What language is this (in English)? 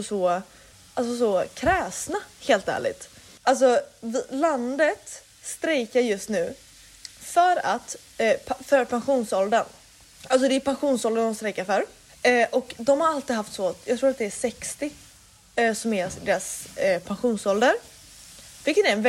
Swedish